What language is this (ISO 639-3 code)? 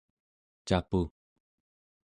esu